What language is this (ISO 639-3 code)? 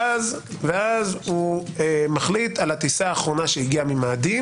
heb